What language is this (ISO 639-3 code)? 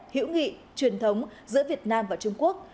vie